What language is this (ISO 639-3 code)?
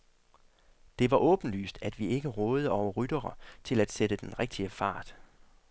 dan